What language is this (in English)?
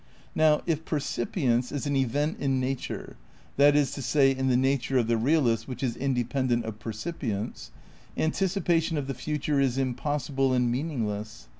English